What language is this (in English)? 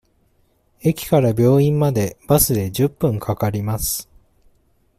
Japanese